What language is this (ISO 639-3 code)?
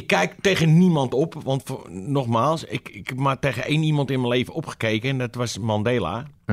nld